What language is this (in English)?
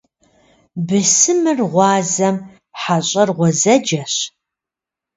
Kabardian